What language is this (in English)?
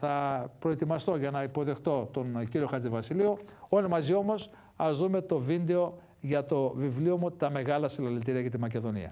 Greek